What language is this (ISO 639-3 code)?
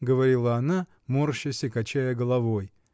rus